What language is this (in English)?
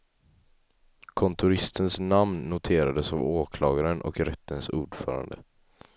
Swedish